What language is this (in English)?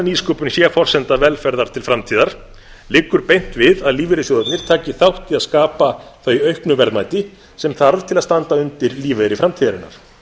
Icelandic